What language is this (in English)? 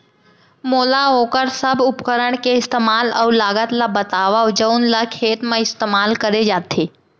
Chhattisgarhi